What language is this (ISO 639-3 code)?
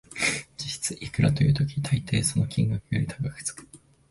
jpn